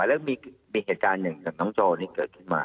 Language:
Thai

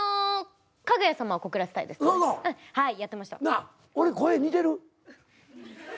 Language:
Japanese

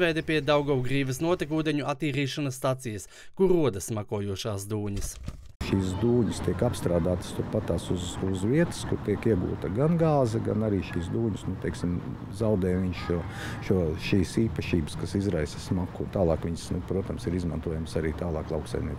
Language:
Latvian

